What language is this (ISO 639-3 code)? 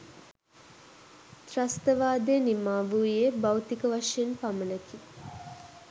sin